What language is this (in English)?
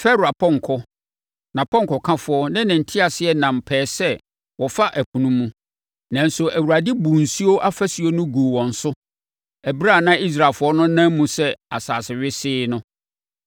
Akan